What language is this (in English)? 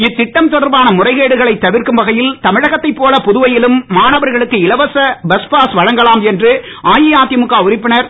Tamil